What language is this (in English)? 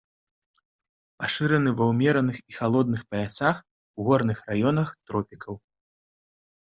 Belarusian